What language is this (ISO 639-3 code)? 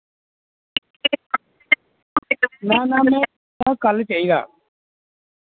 doi